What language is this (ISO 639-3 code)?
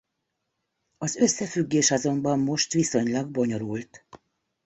hun